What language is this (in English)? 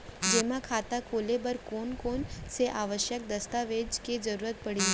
Chhattisgarhi